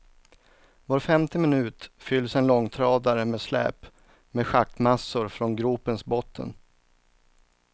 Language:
Swedish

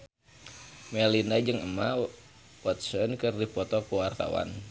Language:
Sundanese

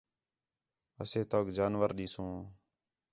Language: Khetrani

